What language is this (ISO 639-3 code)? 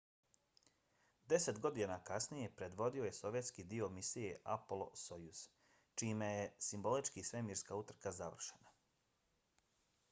bos